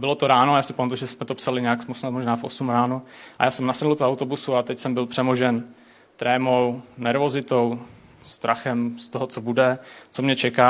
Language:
Czech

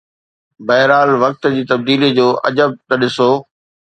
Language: Sindhi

